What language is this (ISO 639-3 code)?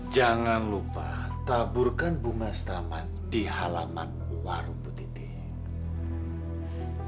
ind